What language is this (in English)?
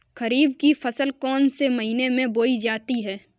Hindi